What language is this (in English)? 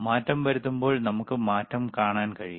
Malayalam